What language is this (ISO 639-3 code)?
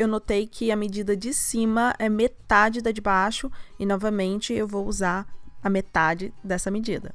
por